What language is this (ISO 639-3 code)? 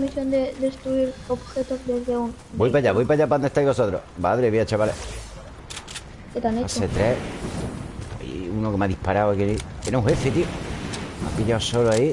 spa